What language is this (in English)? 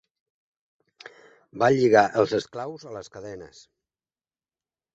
Catalan